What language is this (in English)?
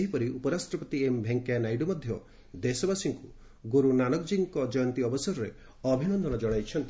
Odia